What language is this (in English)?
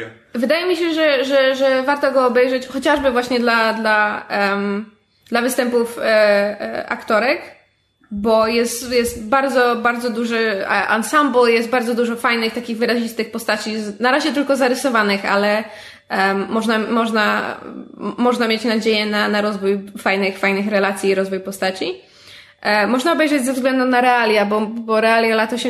Polish